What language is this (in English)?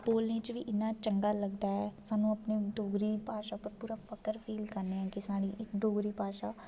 Dogri